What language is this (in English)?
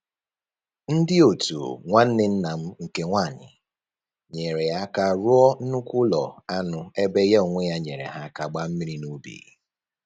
Igbo